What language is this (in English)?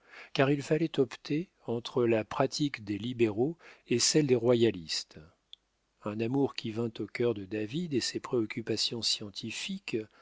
French